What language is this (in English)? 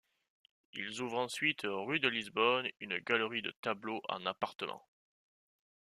French